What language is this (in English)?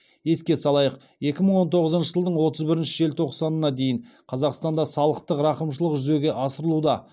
Kazakh